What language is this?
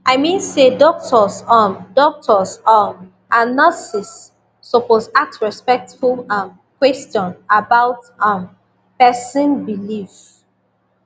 Nigerian Pidgin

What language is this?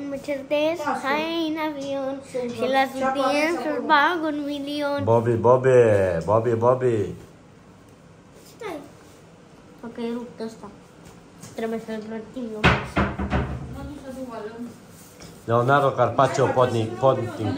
Romanian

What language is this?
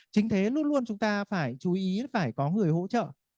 Vietnamese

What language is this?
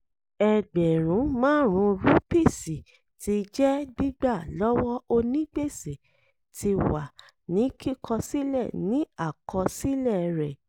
Yoruba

